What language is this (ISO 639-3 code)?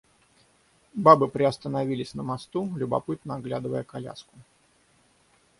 rus